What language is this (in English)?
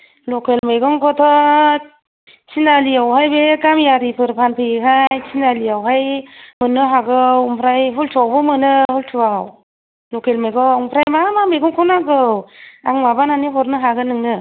Bodo